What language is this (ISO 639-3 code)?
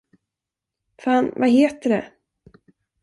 swe